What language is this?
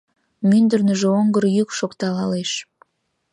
Mari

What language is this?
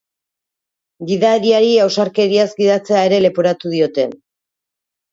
Basque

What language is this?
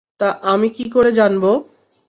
Bangla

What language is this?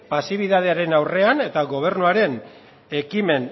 Basque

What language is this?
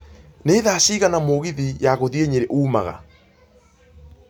Kikuyu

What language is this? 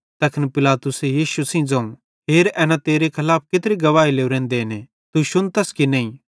Bhadrawahi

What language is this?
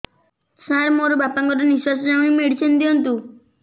Odia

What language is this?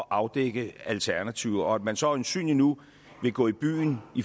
Danish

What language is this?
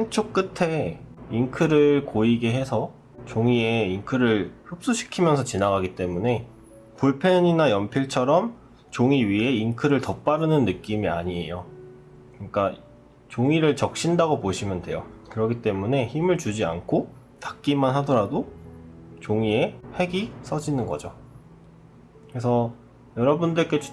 Korean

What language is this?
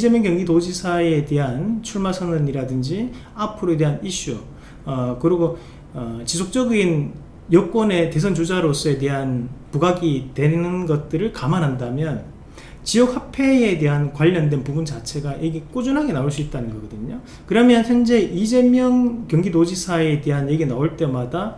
Korean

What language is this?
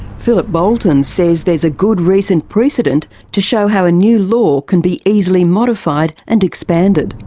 English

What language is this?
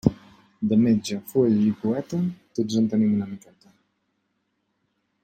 Catalan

